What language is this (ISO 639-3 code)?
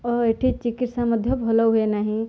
ori